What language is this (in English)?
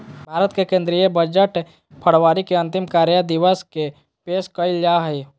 Magahi